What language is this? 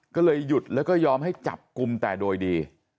Thai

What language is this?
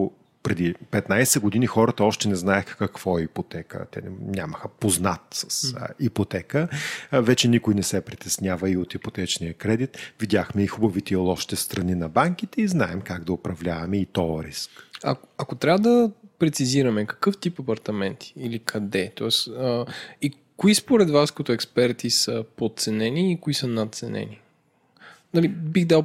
Bulgarian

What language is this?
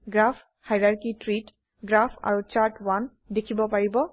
Assamese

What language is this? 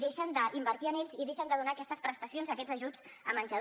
Catalan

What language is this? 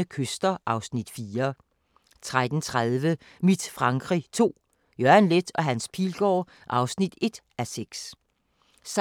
Danish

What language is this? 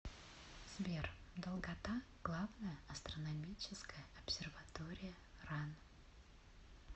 Russian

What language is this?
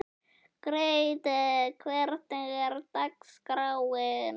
Icelandic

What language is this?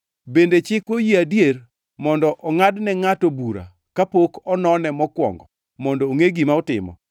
Luo (Kenya and Tanzania)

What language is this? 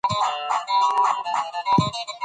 Pashto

